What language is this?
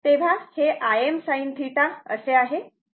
Marathi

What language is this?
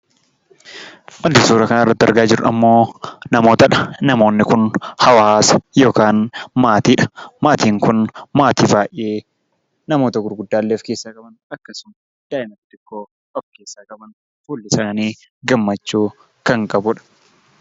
Oromo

